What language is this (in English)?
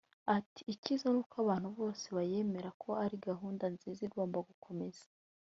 Kinyarwanda